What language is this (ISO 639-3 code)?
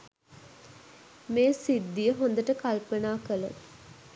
sin